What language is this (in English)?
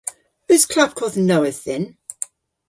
Cornish